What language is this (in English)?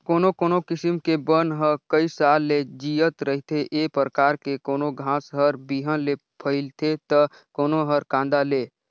Chhattisgarhi